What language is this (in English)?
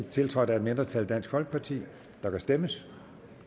Danish